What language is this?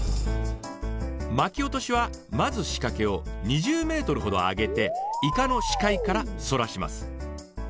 Japanese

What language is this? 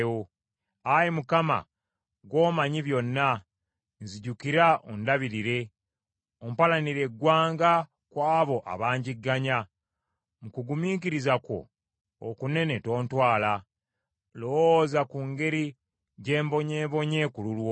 Ganda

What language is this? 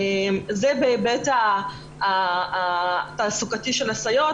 Hebrew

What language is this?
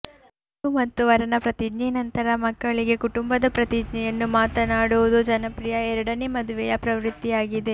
Kannada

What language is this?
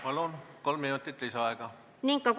Estonian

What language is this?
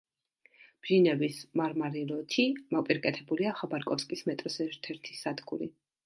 Georgian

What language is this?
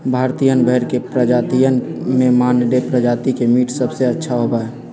Magahi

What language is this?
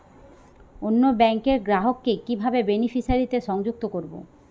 Bangla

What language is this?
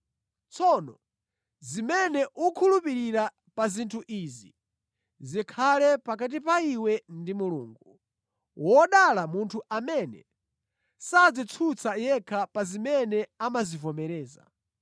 Nyanja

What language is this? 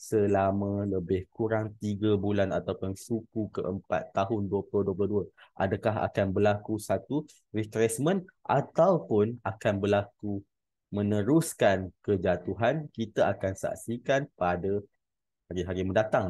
Malay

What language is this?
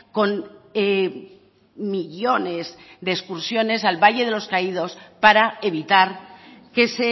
Spanish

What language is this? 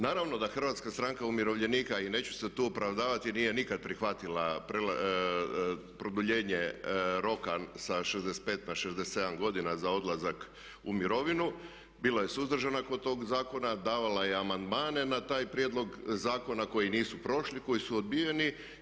Croatian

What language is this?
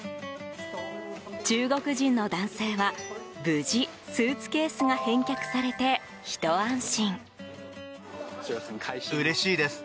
Japanese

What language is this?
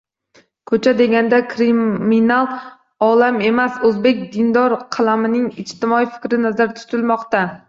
Uzbek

